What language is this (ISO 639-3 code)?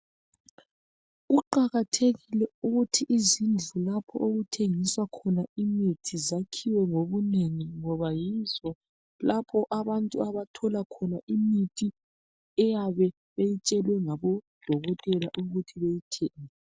nde